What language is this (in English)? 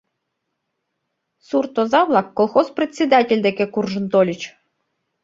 Mari